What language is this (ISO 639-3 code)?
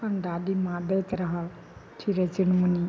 mai